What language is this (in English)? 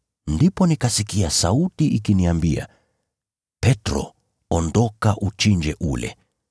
Swahili